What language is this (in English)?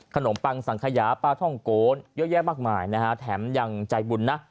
Thai